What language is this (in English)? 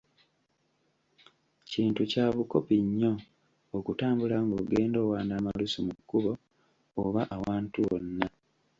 Ganda